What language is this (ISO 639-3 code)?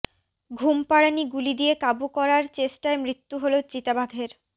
ben